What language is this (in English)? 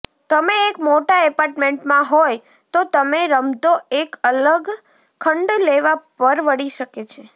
Gujarati